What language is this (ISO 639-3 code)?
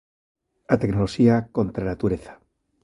glg